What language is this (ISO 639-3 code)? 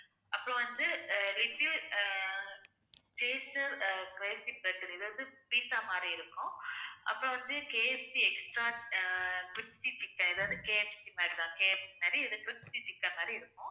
tam